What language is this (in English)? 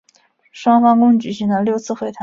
Chinese